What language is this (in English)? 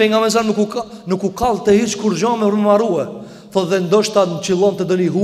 Arabic